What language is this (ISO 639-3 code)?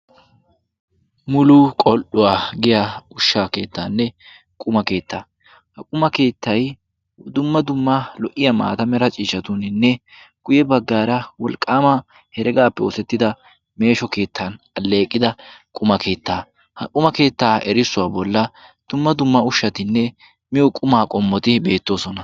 wal